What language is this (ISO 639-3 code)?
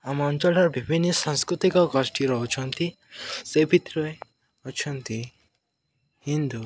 ori